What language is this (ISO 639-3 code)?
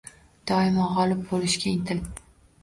uzb